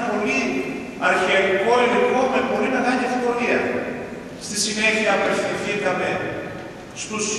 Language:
Greek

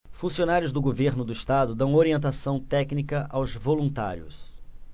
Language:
Portuguese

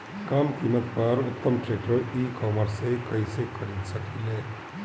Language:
Bhojpuri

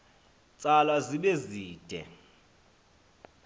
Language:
Xhosa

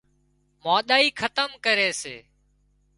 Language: Wadiyara Koli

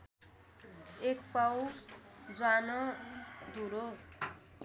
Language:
Nepali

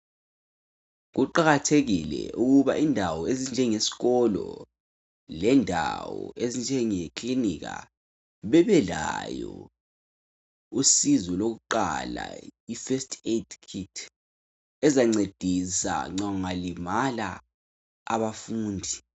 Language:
North Ndebele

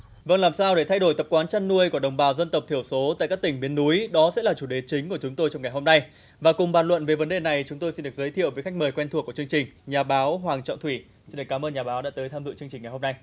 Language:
Vietnamese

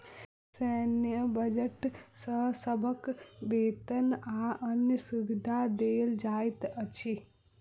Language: Maithili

